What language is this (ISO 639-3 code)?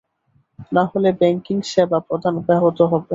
ben